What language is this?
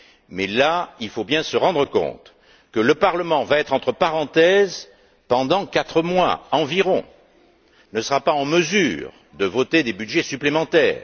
French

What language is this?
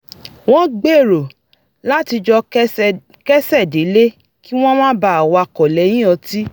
Yoruba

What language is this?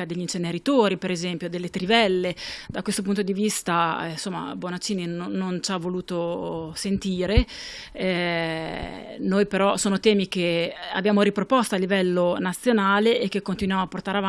Italian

